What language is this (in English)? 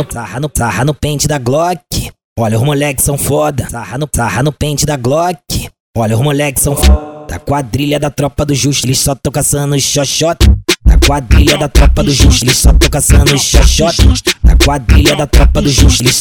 Portuguese